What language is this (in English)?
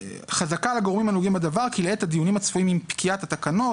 Hebrew